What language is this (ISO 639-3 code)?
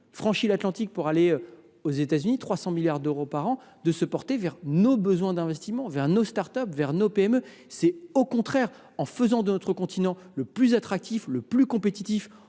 fra